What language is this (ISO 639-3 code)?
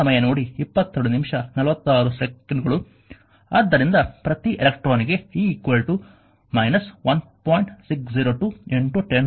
kan